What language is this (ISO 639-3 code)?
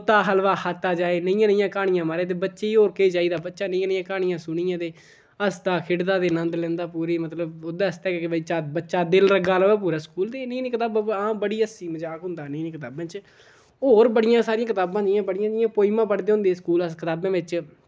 doi